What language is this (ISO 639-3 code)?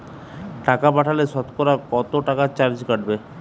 ben